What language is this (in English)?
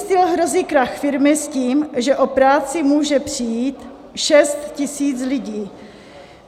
Czech